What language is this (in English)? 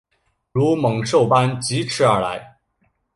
Chinese